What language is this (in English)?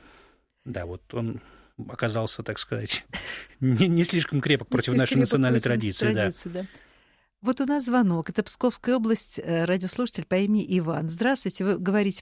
Russian